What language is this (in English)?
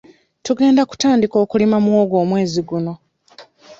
Ganda